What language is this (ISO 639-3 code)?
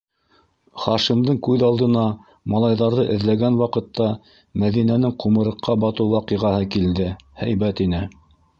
bak